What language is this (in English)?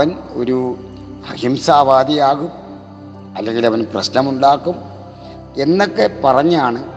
Malayalam